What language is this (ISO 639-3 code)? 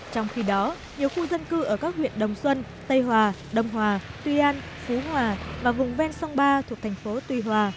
vie